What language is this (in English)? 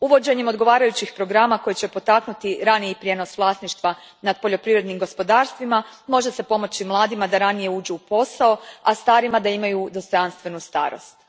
Croatian